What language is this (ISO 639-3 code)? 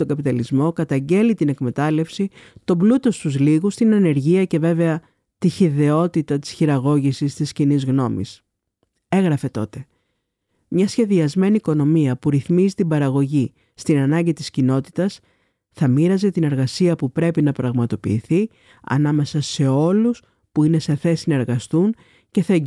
ell